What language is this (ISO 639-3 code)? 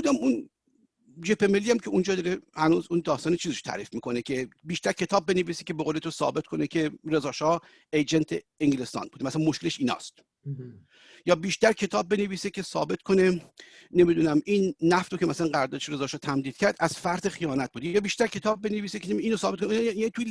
fas